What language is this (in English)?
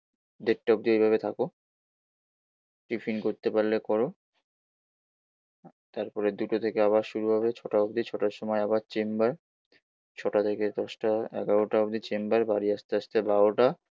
Bangla